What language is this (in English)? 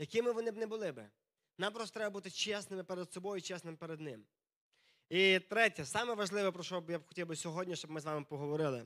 Ukrainian